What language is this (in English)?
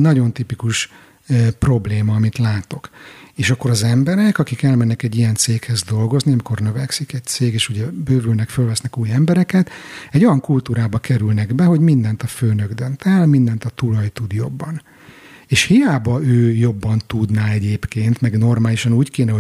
Hungarian